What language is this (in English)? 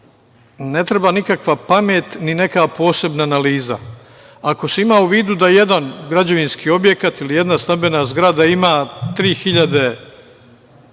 Serbian